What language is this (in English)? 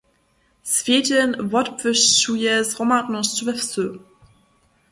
Upper Sorbian